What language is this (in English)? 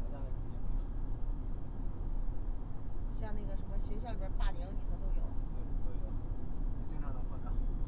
Chinese